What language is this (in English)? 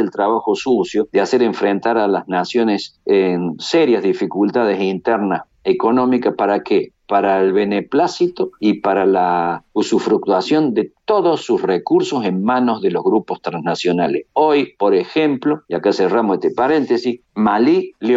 Spanish